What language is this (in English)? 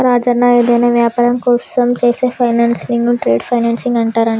Telugu